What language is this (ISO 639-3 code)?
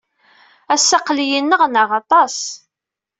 kab